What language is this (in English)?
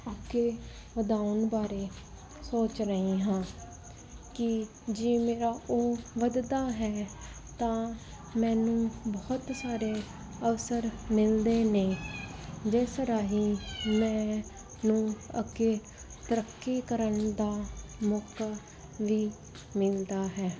Punjabi